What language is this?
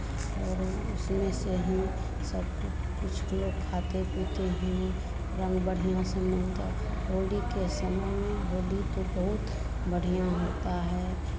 Hindi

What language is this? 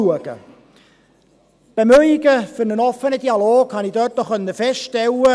Swiss German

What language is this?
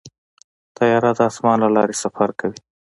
Pashto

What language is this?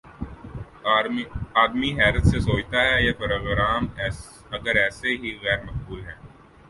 Urdu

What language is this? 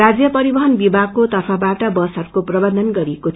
Nepali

